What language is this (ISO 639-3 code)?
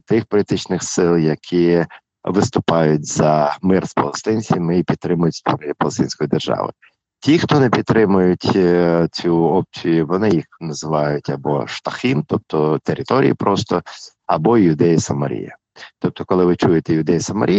ukr